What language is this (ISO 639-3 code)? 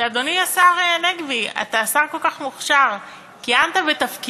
heb